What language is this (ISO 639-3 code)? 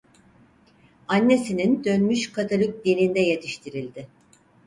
tur